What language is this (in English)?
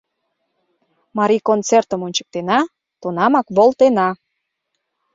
Mari